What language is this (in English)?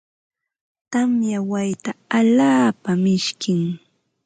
Ambo-Pasco Quechua